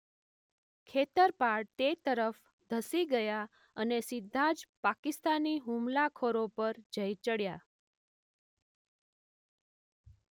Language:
Gujarati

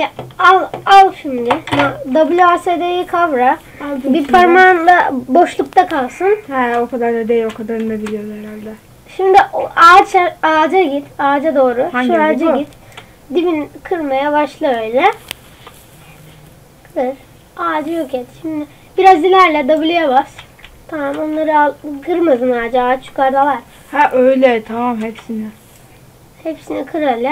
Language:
Turkish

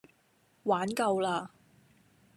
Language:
Cantonese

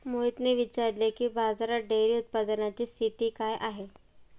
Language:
Marathi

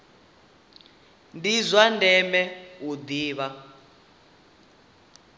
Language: Venda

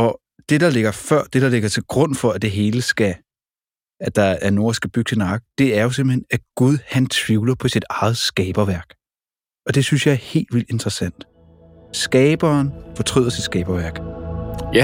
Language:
Danish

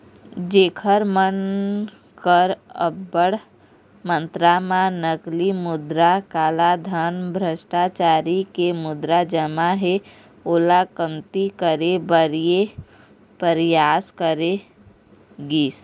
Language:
Chhattisgarhi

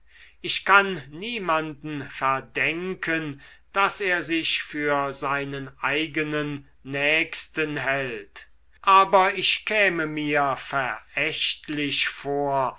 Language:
German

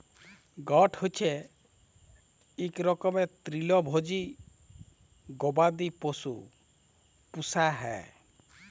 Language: Bangla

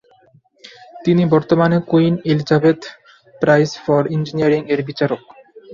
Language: Bangla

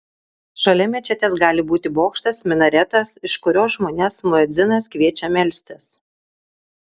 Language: Lithuanian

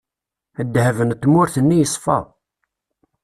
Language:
Kabyle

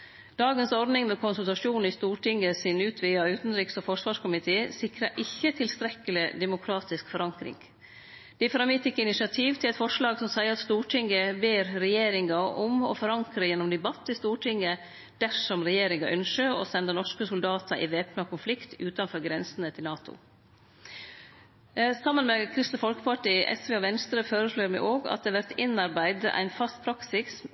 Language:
Norwegian Nynorsk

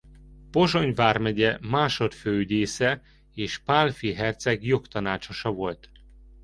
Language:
Hungarian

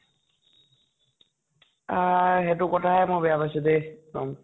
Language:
Assamese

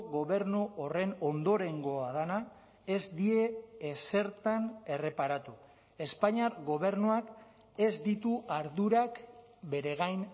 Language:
Basque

